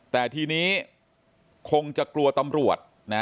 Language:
Thai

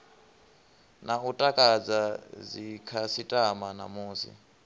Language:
Venda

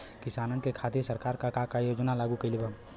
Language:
Bhojpuri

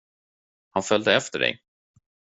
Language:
Swedish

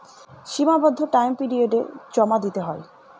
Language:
Bangla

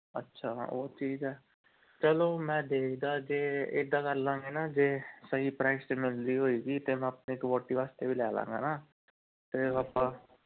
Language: Punjabi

